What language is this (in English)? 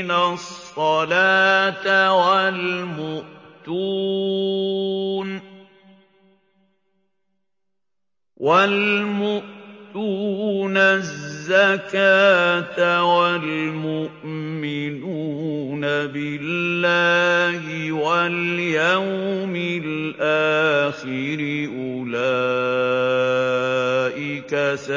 Arabic